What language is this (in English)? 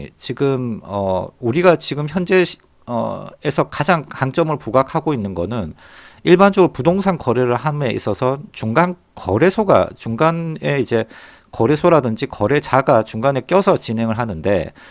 Korean